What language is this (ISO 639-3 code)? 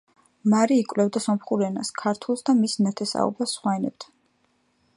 kat